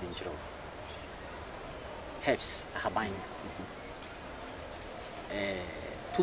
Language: English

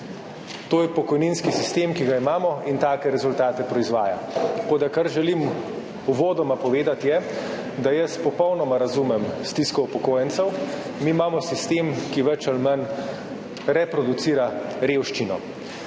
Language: Slovenian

